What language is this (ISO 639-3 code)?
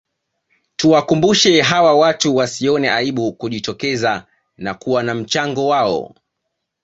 swa